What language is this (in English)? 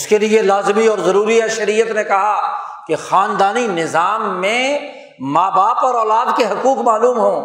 Urdu